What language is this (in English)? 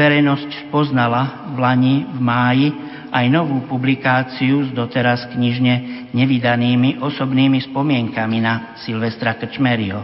Slovak